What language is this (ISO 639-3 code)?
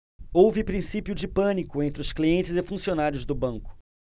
por